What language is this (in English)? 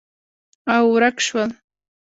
Pashto